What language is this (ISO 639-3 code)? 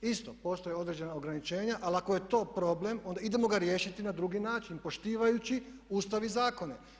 hrv